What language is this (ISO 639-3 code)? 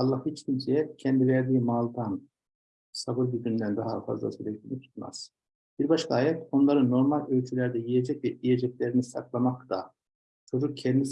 tur